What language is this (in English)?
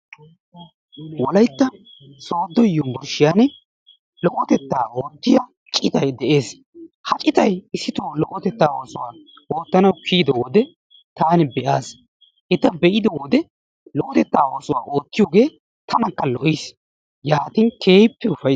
Wolaytta